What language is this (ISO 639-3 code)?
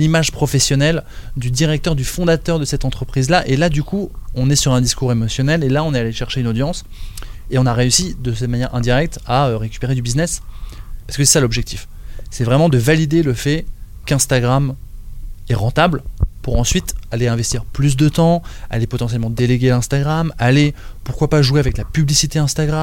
fra